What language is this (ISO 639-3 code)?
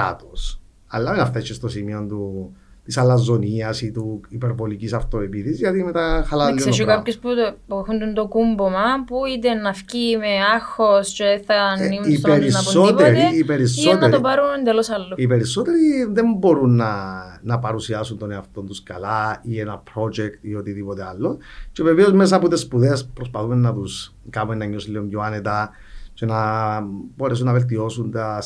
ell